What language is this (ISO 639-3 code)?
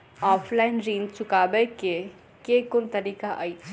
mai